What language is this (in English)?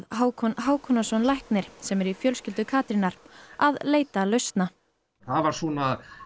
Icelandic